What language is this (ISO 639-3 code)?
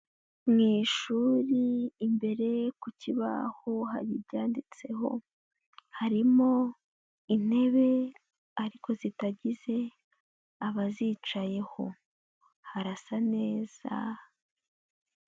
kin